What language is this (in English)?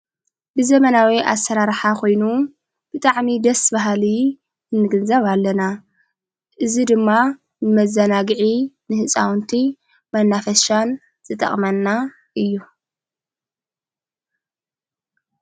Tigrinya